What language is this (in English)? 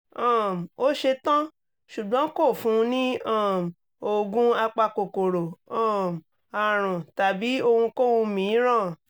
Yoruba